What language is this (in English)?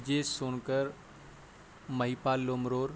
Urdu